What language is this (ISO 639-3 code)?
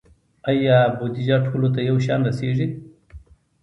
pus